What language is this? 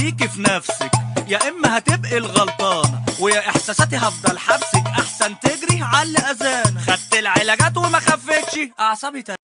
Arabic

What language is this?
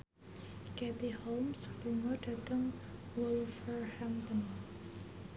Javanese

